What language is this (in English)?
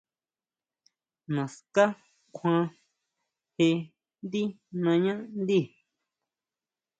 Huautla Mazatec